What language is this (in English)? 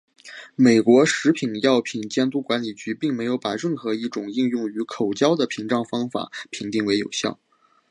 Chinese